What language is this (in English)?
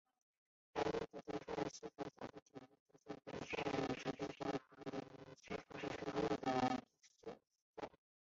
Chinese